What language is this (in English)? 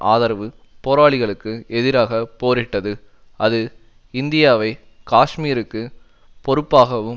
Tamil